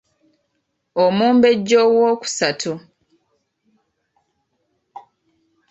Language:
Ganda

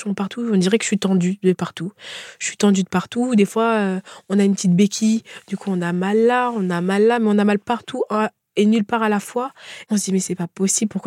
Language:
French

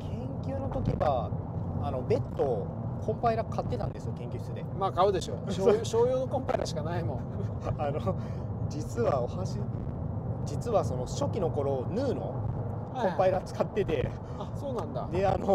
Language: Japanese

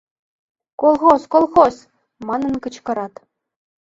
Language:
Mari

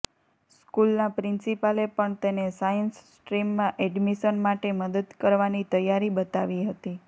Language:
Gujarati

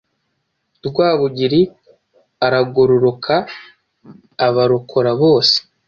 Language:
Kinyarwanda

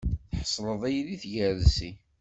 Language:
Kabyle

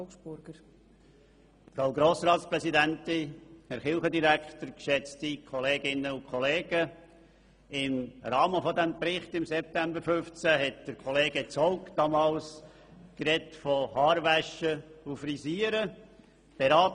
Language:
Swiss German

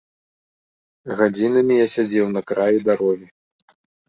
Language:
Belarusian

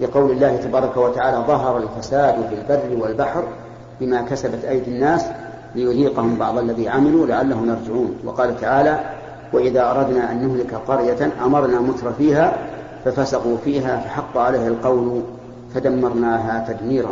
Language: Arabic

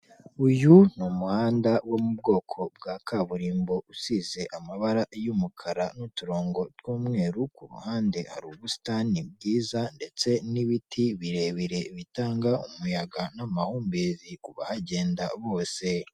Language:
Kinyarwanda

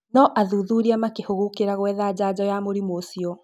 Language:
Kikuyu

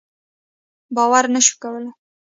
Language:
Pashto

